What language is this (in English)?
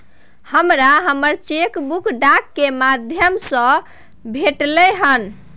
Maithili